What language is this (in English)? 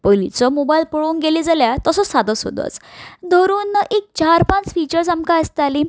Konkani